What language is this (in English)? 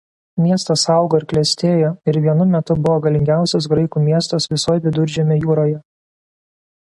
Lithuanian